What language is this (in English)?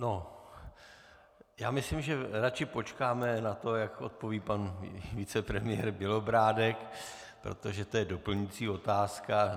Czech